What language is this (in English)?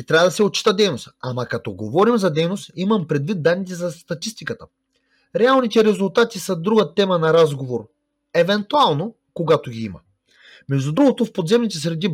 Bulgarian